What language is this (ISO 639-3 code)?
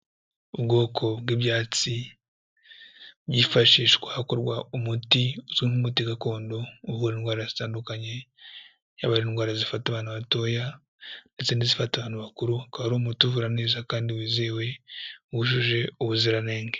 kin